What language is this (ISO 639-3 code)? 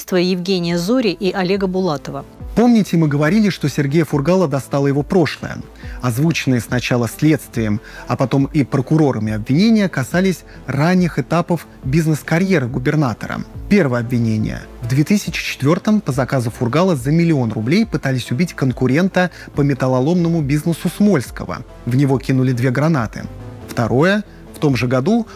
rus